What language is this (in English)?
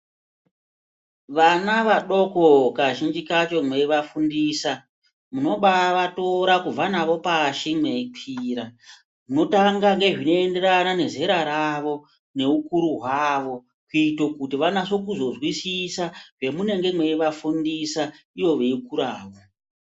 Ndau